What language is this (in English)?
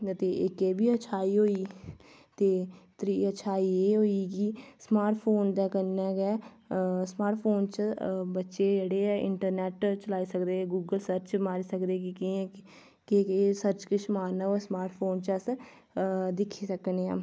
Dogri